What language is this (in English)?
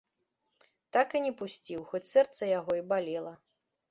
Belarusian